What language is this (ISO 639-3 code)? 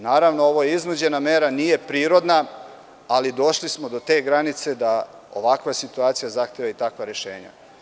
srp